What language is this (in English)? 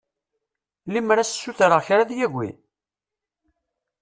Kabyle